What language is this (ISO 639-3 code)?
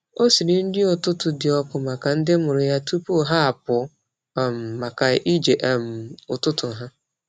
ibo